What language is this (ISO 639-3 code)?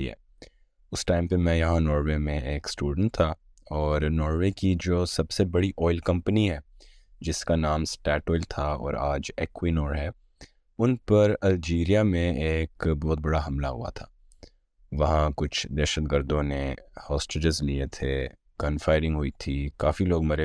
urd